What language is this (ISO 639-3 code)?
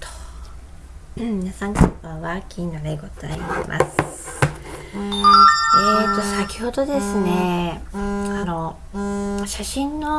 jpn